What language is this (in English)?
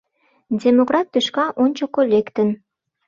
Mari